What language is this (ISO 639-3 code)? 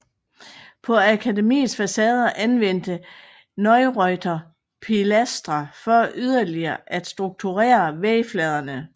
dan